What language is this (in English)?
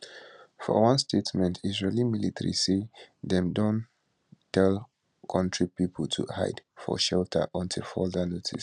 Nigerian Pidgin